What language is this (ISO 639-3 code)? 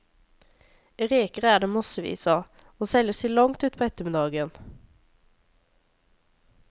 nor